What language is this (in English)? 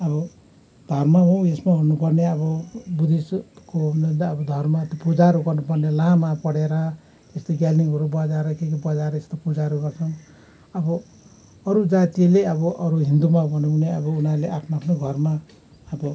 Nepali